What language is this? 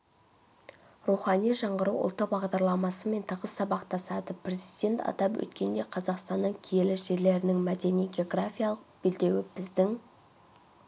Kazakh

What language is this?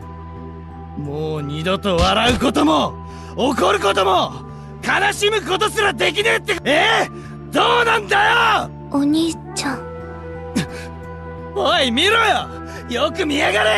Japanese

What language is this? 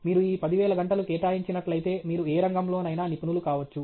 Telugu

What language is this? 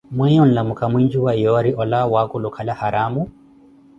Koti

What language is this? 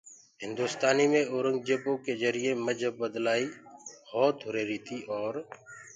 Gurgula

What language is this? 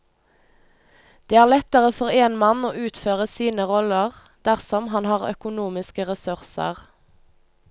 Norwegian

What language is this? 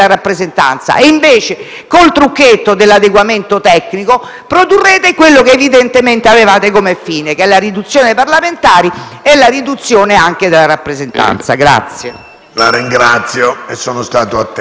Italian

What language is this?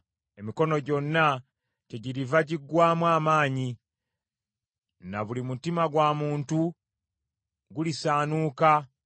Ganda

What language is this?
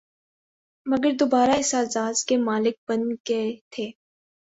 Urdu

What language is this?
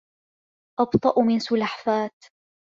Arabic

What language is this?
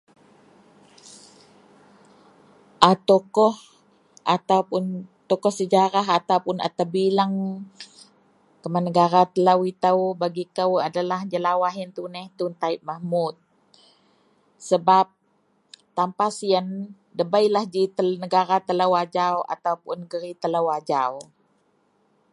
Central Melanau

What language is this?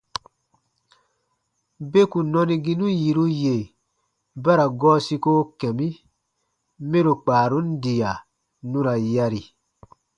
Baatonum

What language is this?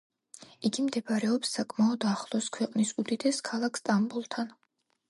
Georgian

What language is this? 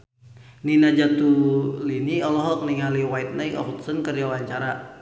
Sundanese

